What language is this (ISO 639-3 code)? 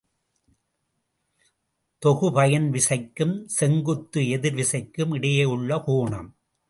tam